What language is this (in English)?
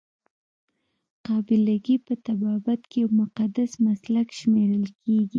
Pashto